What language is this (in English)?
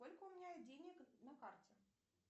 Russian